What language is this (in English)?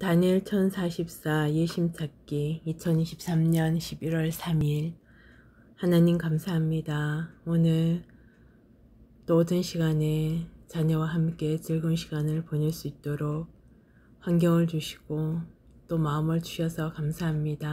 Korean